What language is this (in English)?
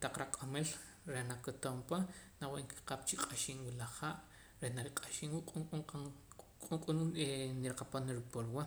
Poqomam